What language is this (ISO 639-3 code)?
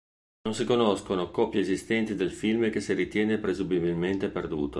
ita